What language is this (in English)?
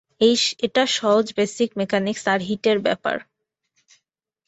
Bangla